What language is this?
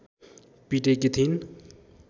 Nepali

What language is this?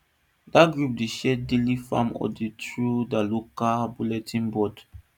Nigerian Pidgin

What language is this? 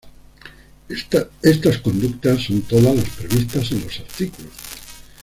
Spanish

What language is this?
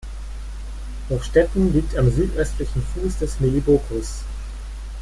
German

